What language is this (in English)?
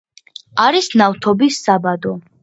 Georgian